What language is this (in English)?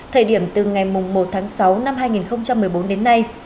Vietnamese